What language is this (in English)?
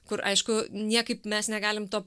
Lithuanian